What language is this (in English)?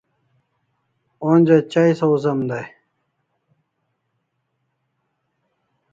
Kalasha